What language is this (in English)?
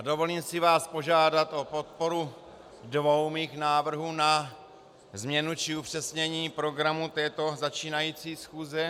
Czech